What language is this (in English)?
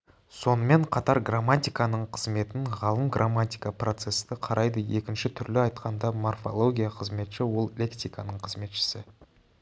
Kazakh